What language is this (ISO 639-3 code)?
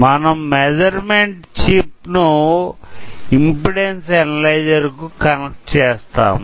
tel